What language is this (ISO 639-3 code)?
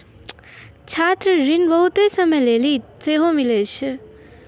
mai